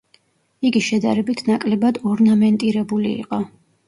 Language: Georgian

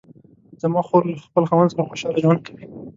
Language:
Pashto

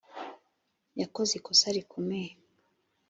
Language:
Kinyarwanda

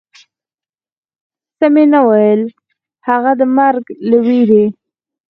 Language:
Pashto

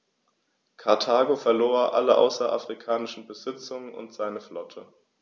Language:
German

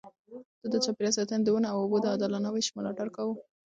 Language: Pashto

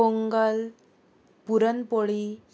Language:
Konkani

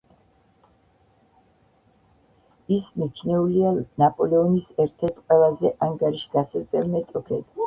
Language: Georgian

